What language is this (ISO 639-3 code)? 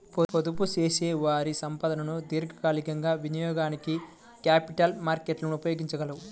tel